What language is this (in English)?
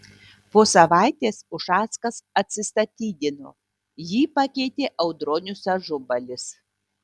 Lithuanian